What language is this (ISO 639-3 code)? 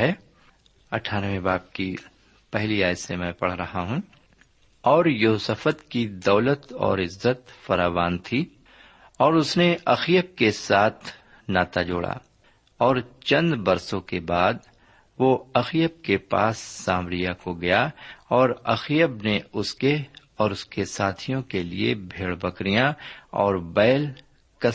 urd